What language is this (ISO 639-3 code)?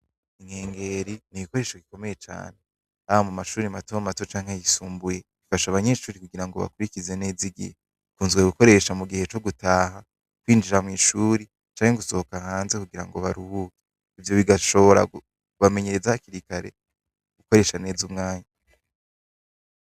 run